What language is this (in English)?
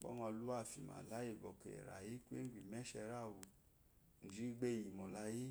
Eloyi